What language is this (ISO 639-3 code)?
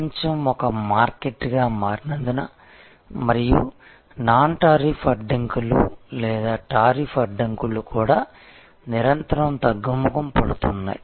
tel